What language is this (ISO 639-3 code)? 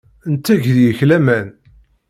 kab